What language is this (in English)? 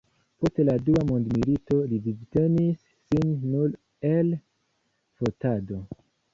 Esperanto